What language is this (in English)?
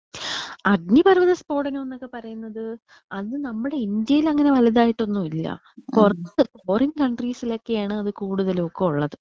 Malayalam